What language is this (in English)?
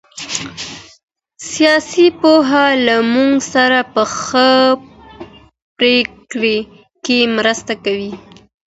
Pashto